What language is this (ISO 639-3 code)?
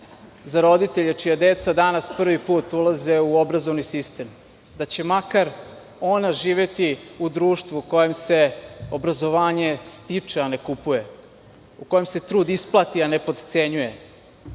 srp